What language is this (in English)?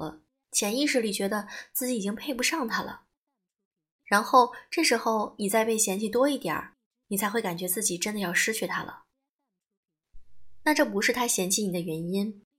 Chinese